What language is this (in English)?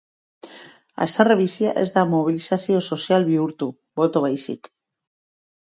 Basque